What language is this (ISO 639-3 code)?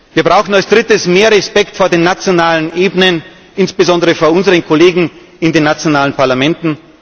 deu